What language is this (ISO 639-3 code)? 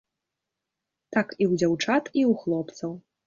bel